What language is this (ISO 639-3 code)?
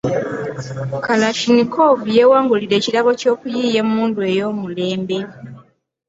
lug